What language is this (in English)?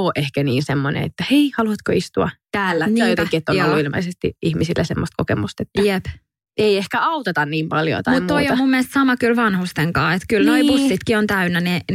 Finnish